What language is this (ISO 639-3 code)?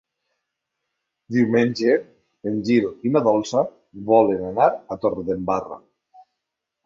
cat